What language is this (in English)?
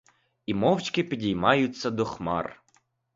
Ukrainian